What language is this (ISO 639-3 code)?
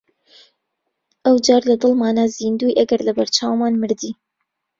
ckb